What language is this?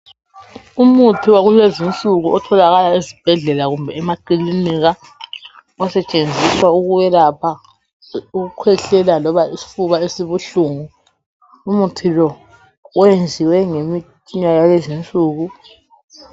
North Ndebele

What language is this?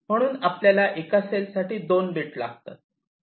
Marathi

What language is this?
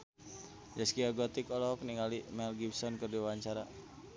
Sundanese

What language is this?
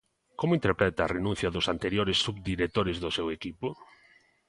Galician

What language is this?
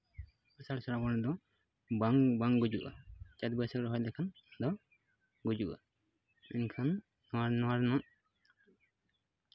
Santali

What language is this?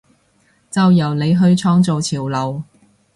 Cantonese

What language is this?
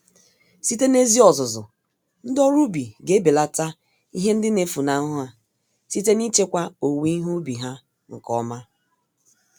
Igbo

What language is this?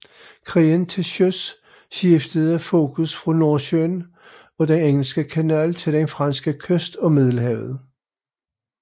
Danish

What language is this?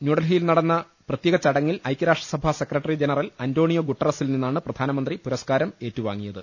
Malayalam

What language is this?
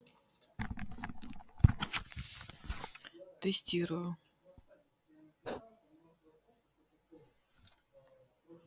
Russian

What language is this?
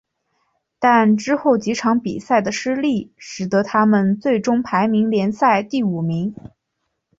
Chinese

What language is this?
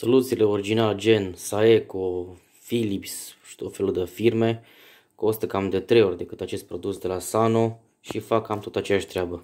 Romanian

